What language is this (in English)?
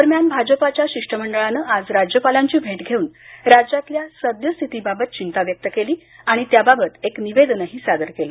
Marathi